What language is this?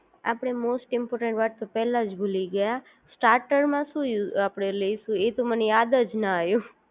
Gujarati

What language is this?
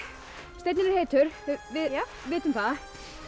Icelandic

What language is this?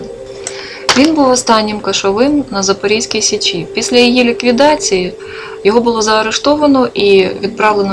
Ukrainian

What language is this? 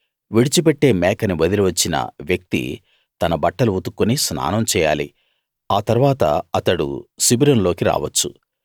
Telugu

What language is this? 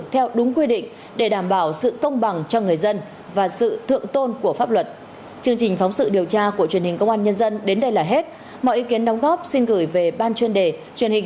Vietnamese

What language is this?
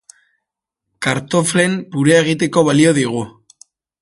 Basque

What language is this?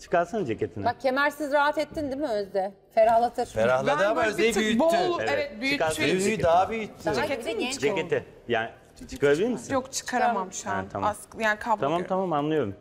Turkish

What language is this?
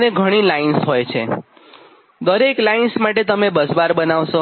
Gujarati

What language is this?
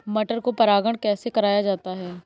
Hindi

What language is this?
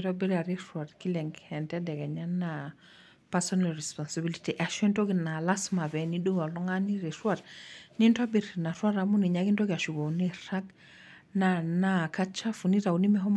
Masai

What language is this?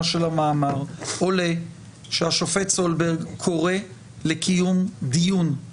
Hebrew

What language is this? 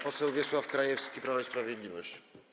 Polish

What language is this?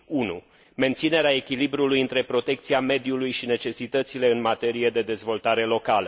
Romanian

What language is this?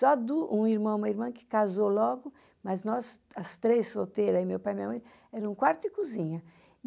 Portuguese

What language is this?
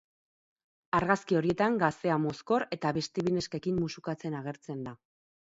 Basque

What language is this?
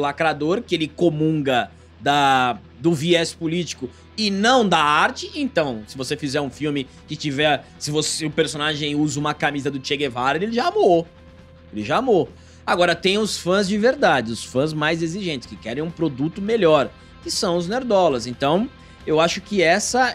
Portuguese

